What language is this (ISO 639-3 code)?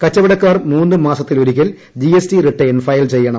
mal